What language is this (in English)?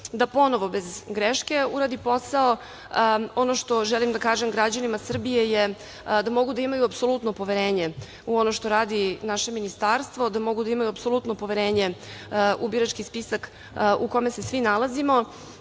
Serbian